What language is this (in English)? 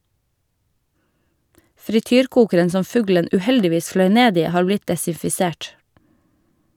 Norwegian